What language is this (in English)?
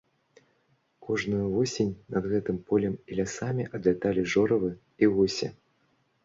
Belarusian